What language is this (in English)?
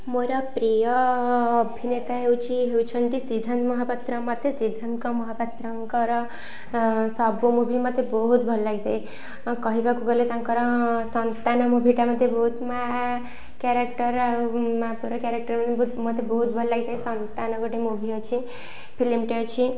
Odia